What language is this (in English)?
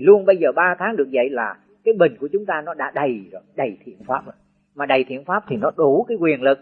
Vietnamese